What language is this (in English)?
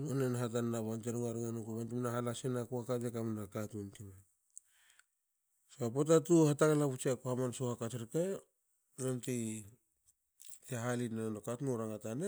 Hakö